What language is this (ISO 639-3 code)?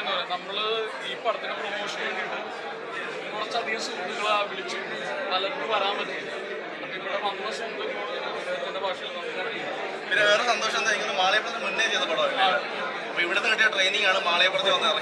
tur